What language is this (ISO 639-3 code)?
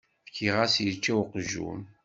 kab